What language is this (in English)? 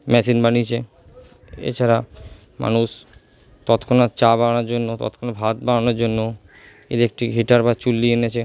Bangla